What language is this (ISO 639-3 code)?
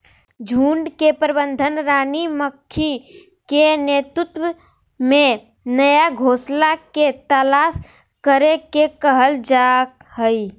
mag